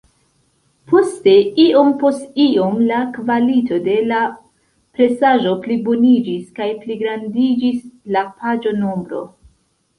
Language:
Esperanto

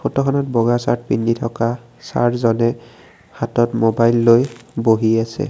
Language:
Assamese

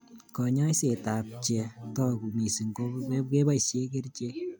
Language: Kalenjin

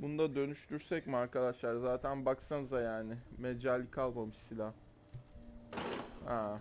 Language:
Turkish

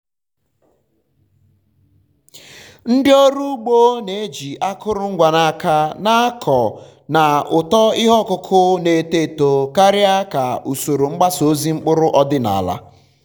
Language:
Igbo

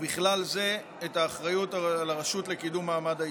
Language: Hebrew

